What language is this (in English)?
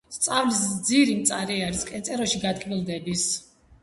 Georgian